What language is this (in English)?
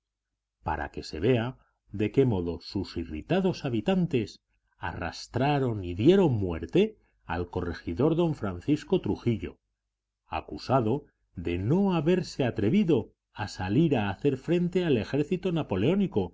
Spanish